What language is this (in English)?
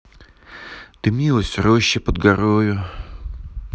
Russian